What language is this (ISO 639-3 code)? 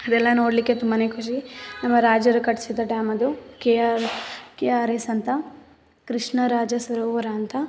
kan